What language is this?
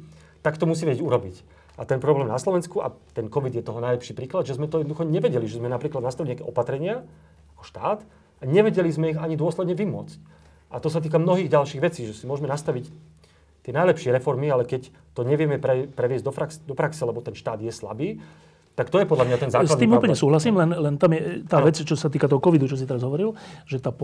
Slovak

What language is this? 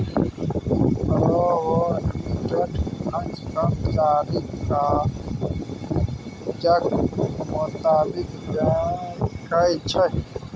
Maithili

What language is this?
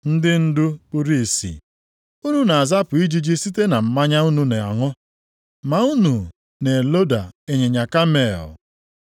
Igbo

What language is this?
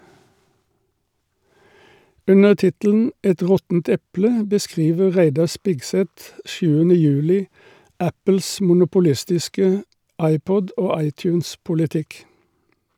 Norwegian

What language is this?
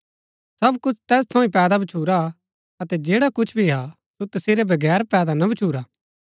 Gaddi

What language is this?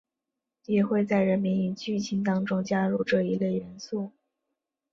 Chinese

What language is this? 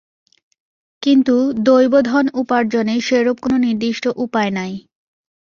Bangla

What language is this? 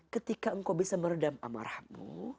Indonesian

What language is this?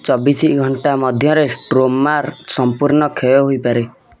Odia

